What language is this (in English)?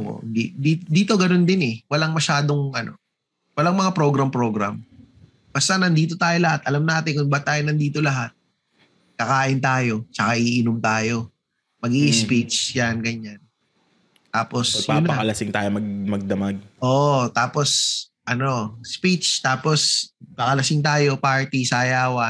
Filipino